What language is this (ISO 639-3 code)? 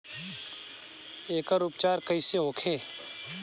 bho